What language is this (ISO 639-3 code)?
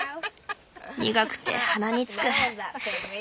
jpn